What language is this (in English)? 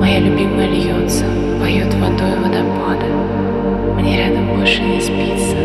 Russian